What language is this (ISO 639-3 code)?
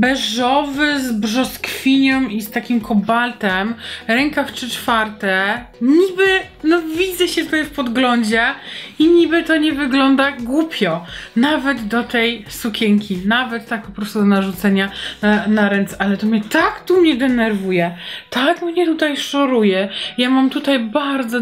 pol